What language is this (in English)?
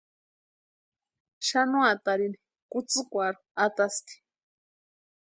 Western Highland Purepecha